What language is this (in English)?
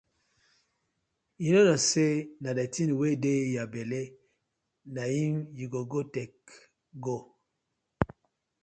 Nigerian Pidgin